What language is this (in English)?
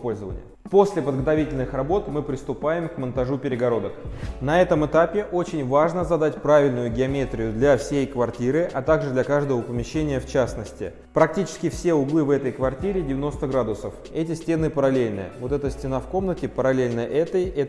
Russian